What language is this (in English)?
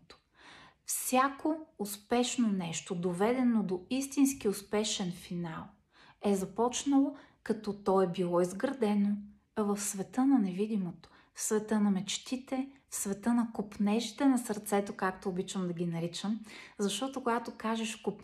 Bulgarian